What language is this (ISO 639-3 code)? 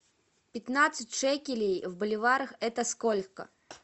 rus